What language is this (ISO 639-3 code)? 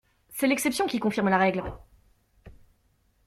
fra